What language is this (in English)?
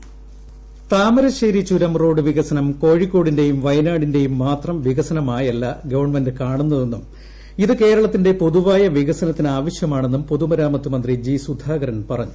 Malayalam